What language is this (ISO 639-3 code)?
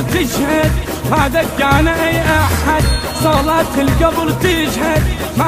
ara